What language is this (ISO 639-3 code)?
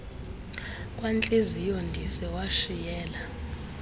xho